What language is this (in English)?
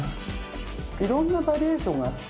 Japanese